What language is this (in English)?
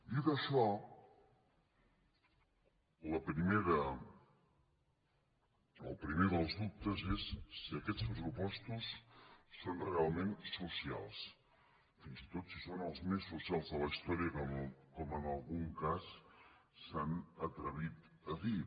Catalan